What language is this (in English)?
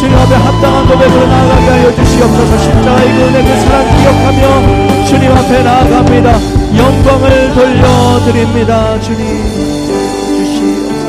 Korean